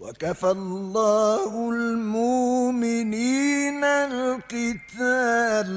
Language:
Arabic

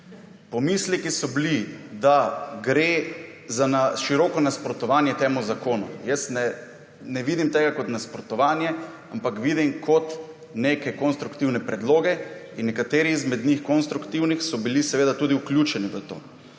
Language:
Slovenian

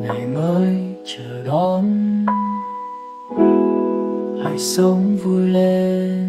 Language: Vietnamese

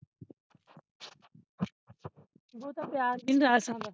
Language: Punjabi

